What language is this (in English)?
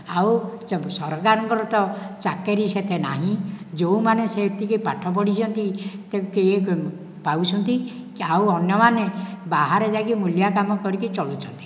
Odia